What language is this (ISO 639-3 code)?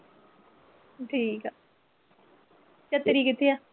pan